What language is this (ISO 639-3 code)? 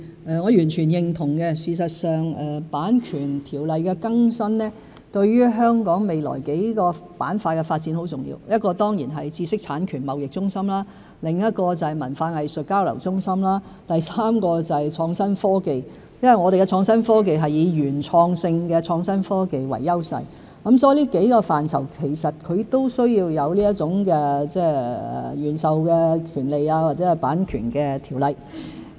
yue